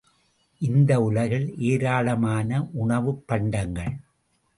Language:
Tamil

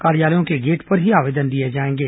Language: Hindi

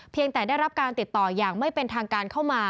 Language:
Thai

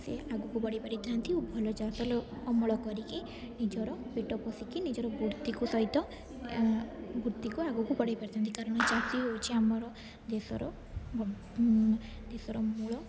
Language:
Odia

